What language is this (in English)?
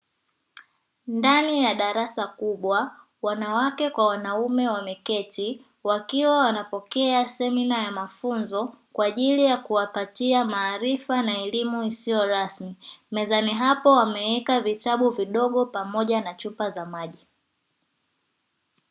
Swahili